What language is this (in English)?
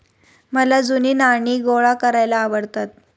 Marathi